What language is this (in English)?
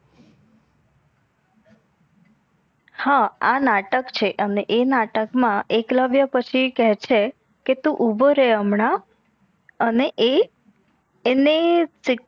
Gujarati